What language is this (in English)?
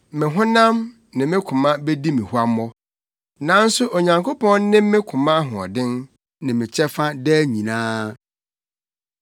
Akan